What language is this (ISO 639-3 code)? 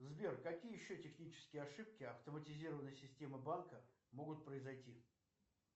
rus